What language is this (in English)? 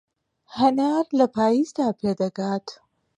Central Kurdish